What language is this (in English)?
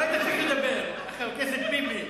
Hebrew